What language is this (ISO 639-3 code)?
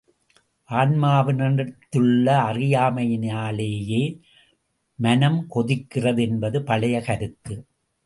tam